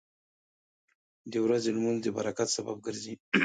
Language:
Pashto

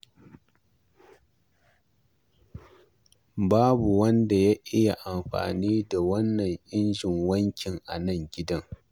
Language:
Hausa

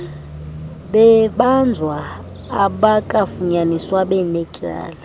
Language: Xhosa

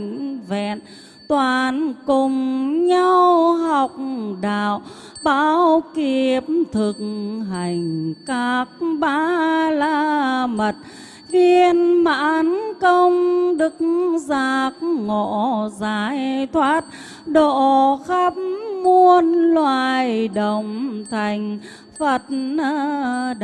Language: Vietnamese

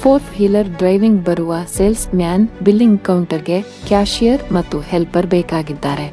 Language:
Kannada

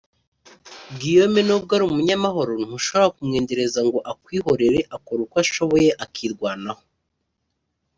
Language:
Kinyarwanda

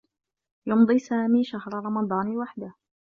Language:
Arabic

